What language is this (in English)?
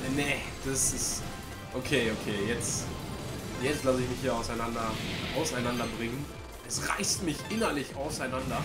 German